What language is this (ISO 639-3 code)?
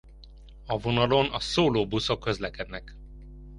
hun